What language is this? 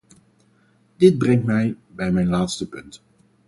Dutch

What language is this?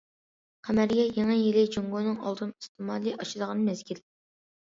Uyghur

